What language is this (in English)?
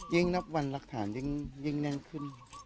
Thai